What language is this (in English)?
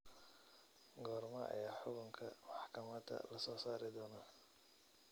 Somali